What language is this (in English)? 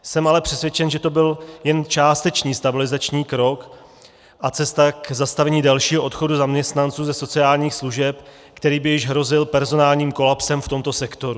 Czech